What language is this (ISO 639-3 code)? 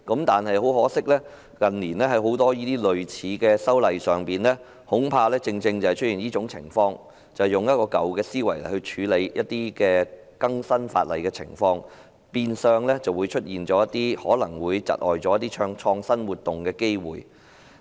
yue